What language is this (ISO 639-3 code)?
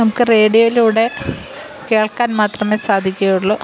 mal